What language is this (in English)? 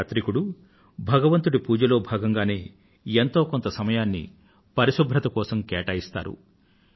Telugu